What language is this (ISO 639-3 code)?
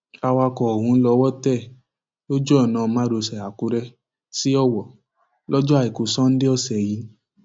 yor